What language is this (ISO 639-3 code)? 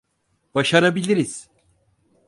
tur